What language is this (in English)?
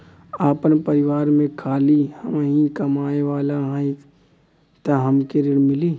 Bhojpuri